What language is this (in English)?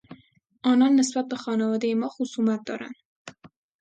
Persian